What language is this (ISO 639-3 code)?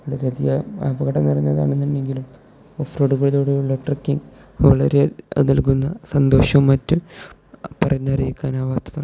mal